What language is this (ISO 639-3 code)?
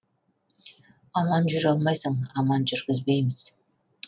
kaz